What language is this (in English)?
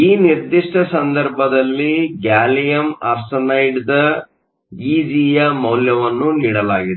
Kannada